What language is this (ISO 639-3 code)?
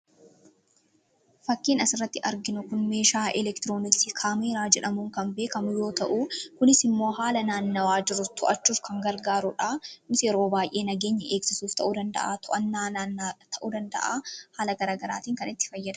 orm